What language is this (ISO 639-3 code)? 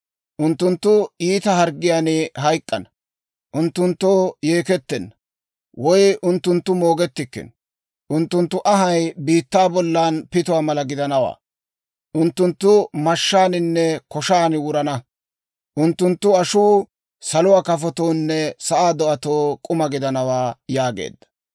dwr